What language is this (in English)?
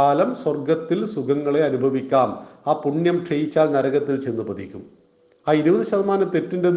Malayalam